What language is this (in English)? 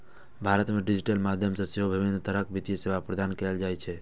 Maithili